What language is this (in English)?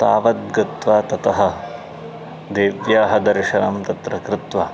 Sanskrit